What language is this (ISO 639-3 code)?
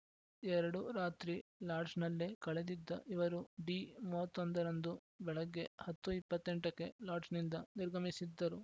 kan